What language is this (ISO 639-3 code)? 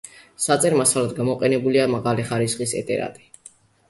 kat